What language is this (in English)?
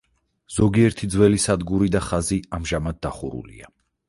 Georgian